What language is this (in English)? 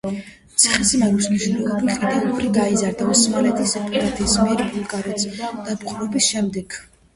Georgian